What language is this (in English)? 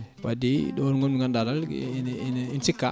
Fula